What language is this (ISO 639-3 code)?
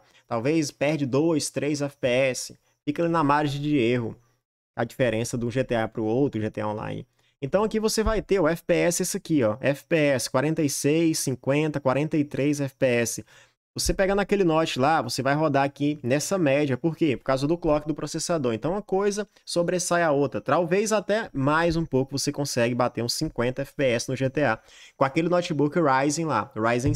por